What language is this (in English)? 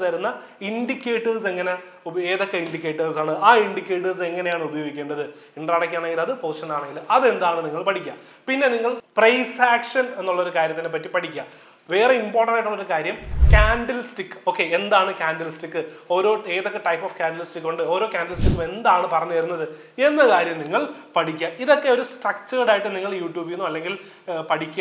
Malayalam